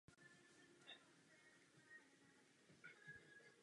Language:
Czech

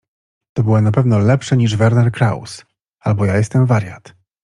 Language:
Polish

